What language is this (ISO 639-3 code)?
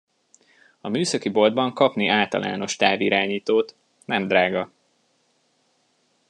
hun